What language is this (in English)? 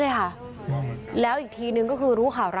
Thai